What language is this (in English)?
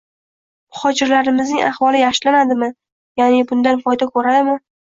Uzbek